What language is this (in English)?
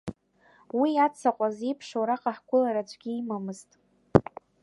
Abkhazian